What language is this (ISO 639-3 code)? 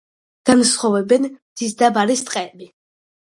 kat